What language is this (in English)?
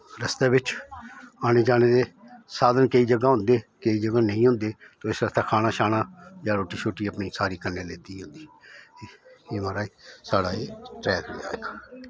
Dogri